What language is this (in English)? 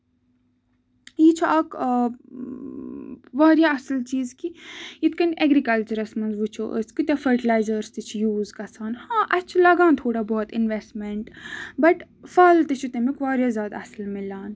Kashmiri